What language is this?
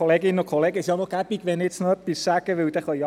Swiss German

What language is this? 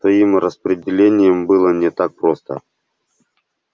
Russian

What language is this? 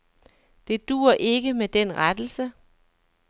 Danish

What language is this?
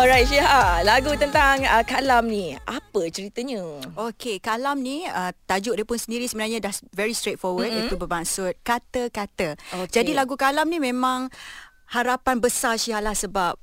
Malay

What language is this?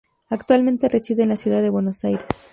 Spanish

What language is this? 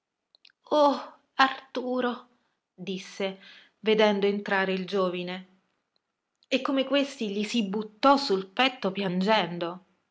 Italian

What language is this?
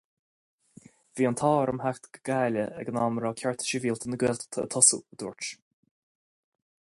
Irish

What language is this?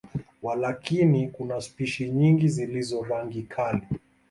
Swahili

